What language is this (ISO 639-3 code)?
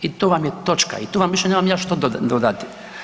hrv